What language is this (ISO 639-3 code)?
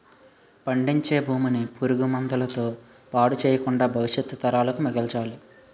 tel